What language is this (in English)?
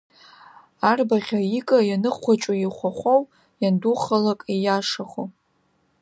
Abkhazian